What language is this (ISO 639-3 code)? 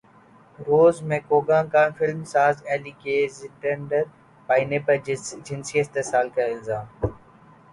urd